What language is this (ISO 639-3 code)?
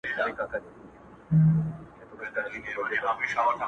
pus